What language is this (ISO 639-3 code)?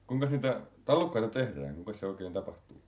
fin